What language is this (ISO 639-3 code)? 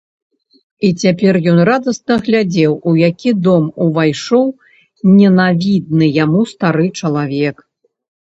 bel